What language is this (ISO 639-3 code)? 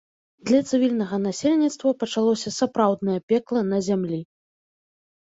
bel